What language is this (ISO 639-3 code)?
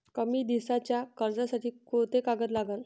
mar